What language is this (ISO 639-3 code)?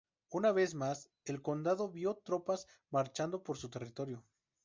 spa